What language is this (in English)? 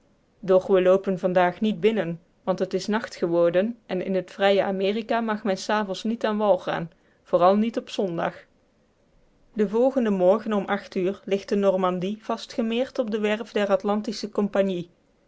Dutch